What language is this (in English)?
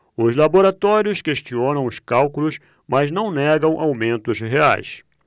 Portuguese